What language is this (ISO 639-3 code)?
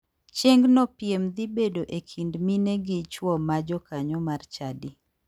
luo